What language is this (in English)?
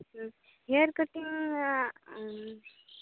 Santali